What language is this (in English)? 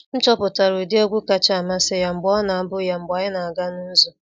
Igbo